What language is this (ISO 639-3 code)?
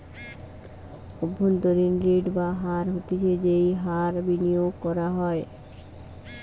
ben